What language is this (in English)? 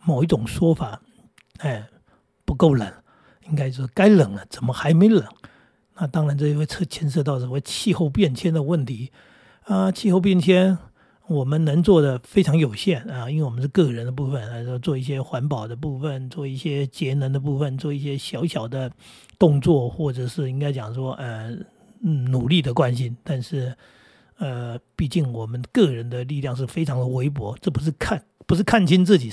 Chinese